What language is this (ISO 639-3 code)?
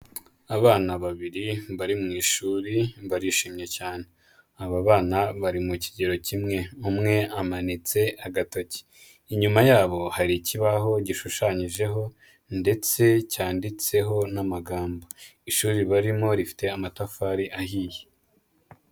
kin